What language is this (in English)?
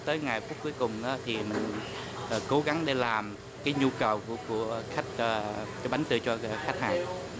Vietnamese